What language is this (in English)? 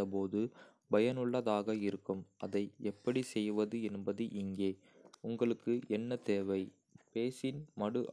Kota (India)